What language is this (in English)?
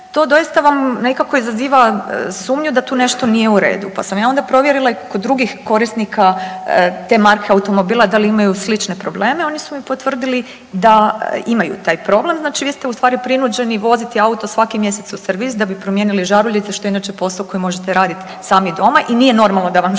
Croatian